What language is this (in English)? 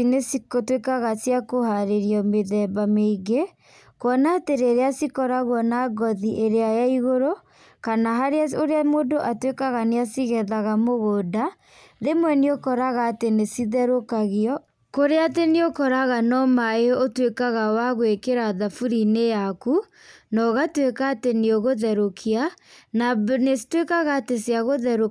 Kikuyu